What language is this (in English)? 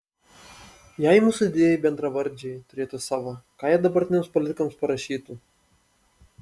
Lithuanian